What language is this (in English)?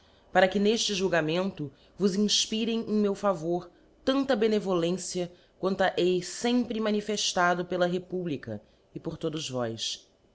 Portuguese